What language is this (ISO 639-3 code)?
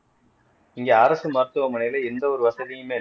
tam